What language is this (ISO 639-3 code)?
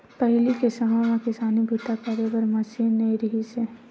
hne